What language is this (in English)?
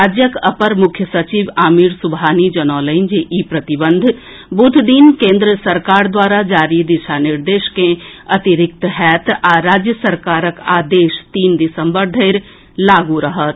Maithili